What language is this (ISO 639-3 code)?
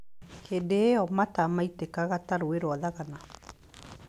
kik